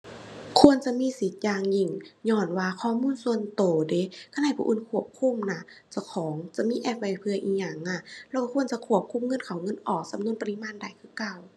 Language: Thai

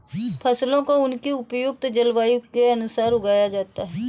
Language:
Hindi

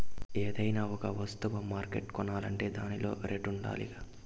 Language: Telugu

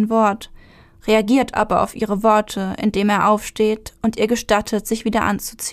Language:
German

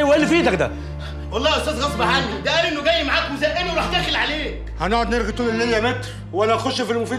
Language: Arabic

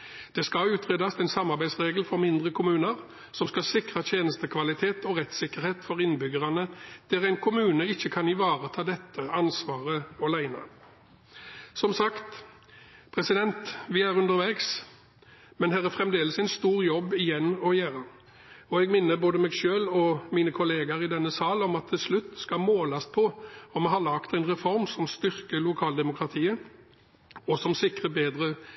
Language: Norwegian Bokmål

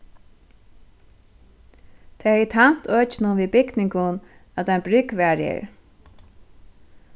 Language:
Faroese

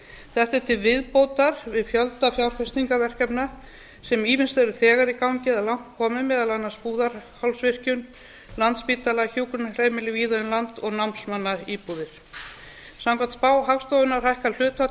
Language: Icelandic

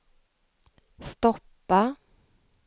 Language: Swedish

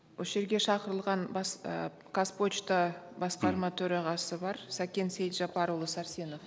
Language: Kazakh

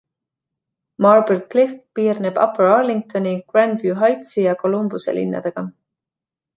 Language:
Estonian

